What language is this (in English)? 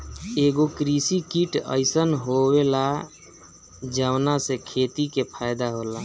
Bhojpuri